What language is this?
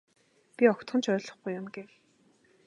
Mongolian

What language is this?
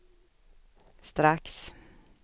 Swedish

